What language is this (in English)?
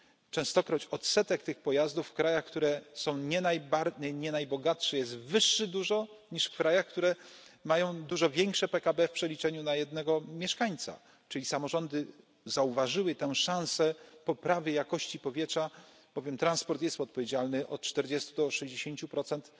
Polish